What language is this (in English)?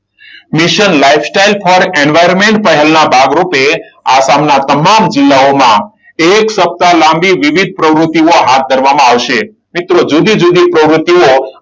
Gujarati